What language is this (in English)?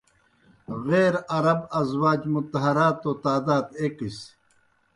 Kohistani Shina